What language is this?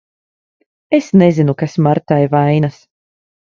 Latvian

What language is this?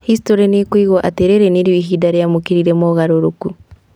Kikuyu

